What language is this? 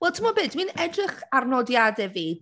Welsh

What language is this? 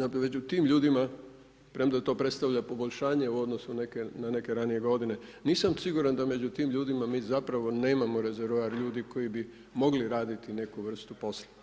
Croatian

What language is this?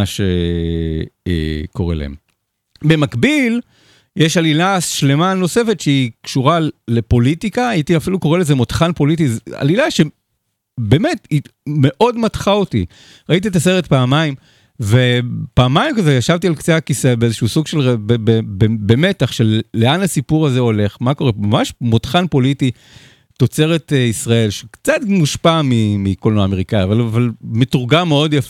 Hebrew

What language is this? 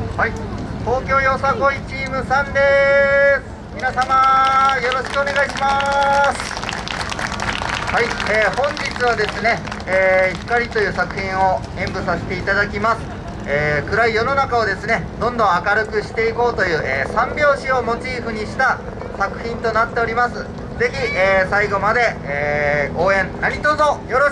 Japanese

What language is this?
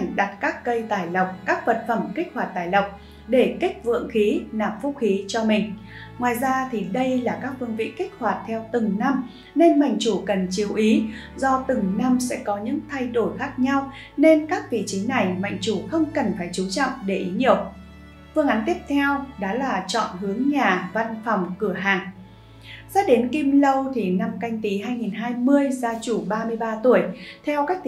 Vietnamese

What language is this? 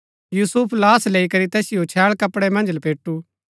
Gaddi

